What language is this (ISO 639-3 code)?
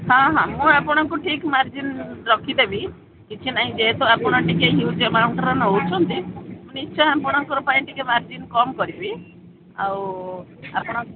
ori